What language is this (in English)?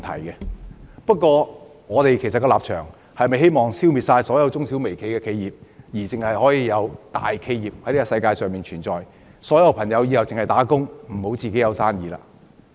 Cantonese